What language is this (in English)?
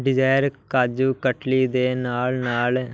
Punjabi